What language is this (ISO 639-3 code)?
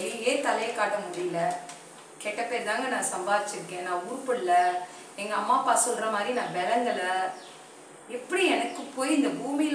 tam